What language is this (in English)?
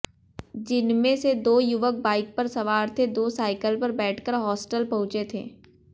Hindi